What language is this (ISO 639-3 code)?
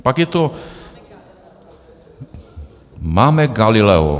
ces